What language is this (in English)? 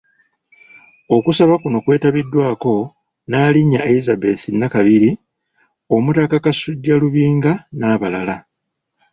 Ganda